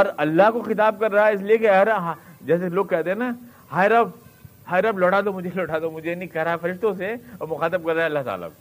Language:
Urdu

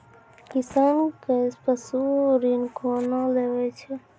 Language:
Maithili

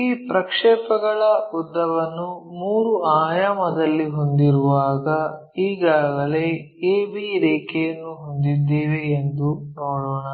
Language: Kannada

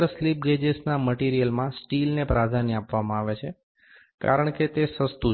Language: Gujarati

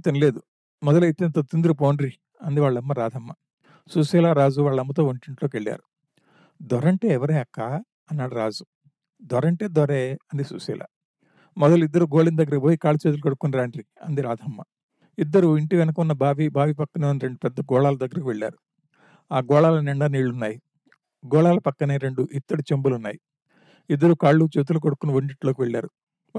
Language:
Telugu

